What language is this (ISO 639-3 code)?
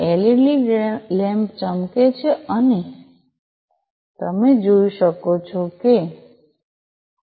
guj